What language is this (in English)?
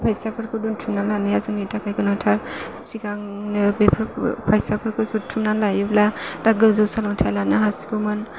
Bodo